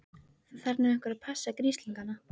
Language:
Icelandic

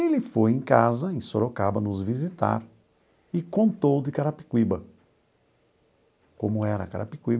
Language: Portuguese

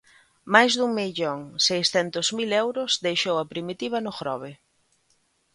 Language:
Galician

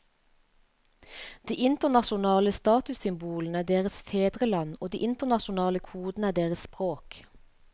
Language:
Norwegian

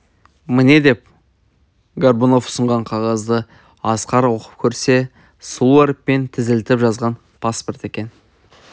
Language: Kazakh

